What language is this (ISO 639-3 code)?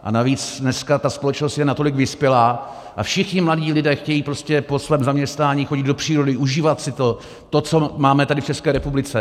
ces